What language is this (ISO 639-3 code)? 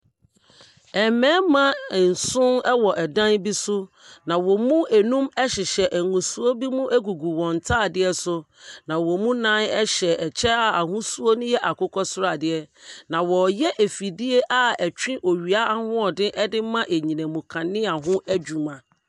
aka